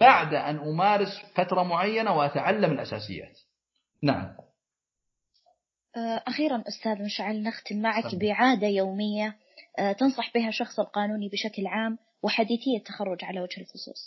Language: Arabic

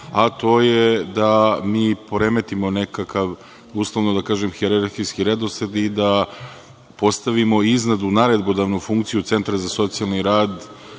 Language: Serbian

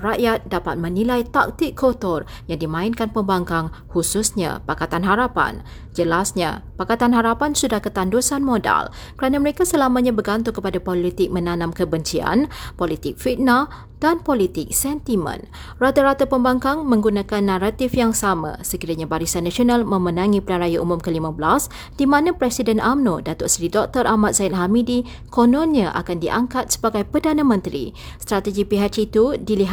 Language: Malay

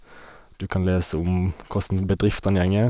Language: Norwegian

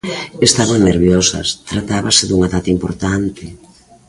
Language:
Galician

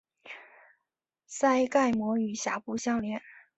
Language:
Chinese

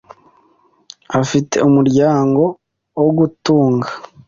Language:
Kinyarwanda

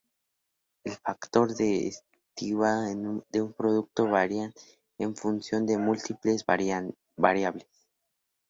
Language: Spanish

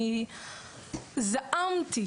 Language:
Hebrew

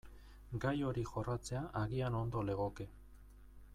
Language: Basque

